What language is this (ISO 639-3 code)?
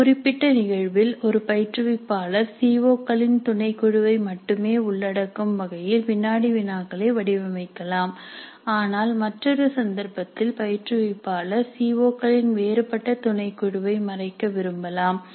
tam